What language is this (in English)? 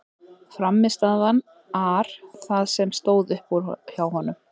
Icelandic